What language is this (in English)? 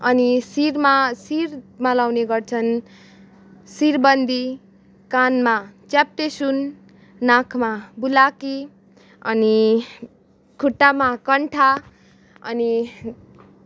Nepali